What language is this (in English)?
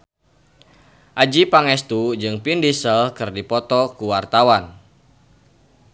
Sundanese